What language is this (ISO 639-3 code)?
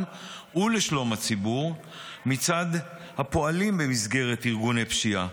heb